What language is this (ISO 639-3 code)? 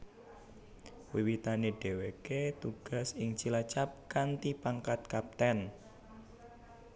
jav